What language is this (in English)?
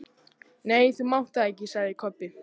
Icelandic